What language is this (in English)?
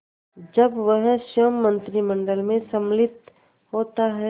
Hindi